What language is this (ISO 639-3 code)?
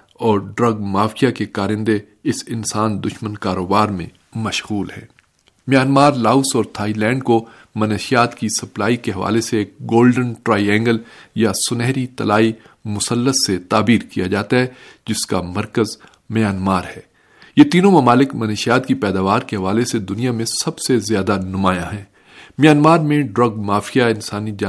urd